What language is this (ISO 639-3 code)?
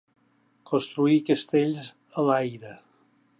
cat